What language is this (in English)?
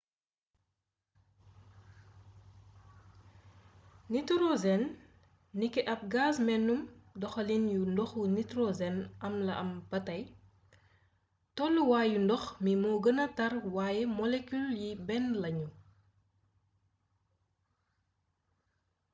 Wolof